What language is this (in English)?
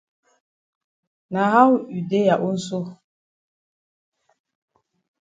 Cameroon Pidgin